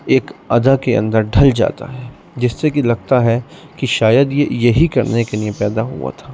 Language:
Urdu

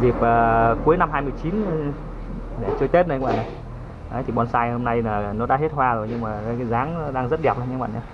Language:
Vietnamese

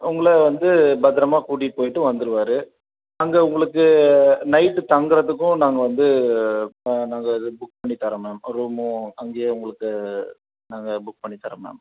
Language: Tamil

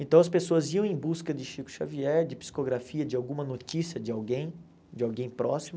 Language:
Portuguese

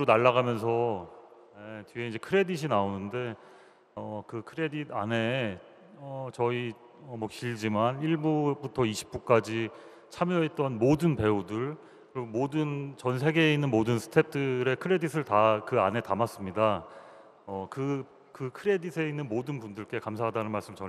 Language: Korean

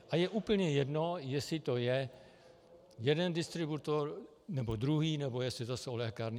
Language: Czech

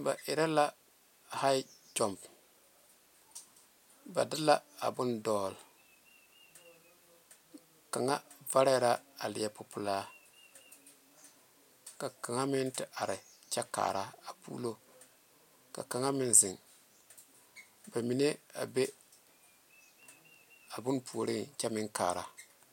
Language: Southern Dagaare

